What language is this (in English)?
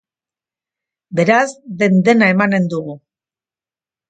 Basque